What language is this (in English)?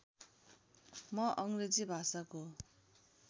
Nepali